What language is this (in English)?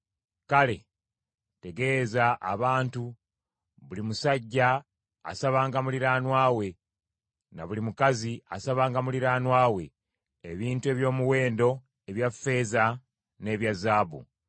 Ganda